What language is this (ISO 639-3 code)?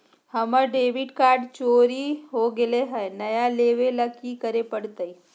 mag